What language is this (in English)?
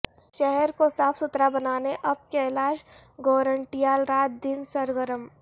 Urdu